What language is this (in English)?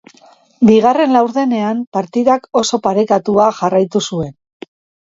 Basque